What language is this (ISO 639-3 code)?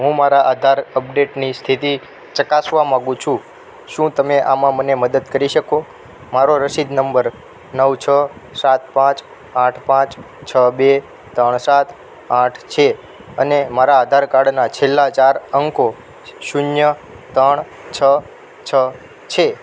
guj